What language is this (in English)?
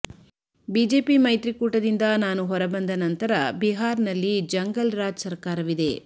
Kannada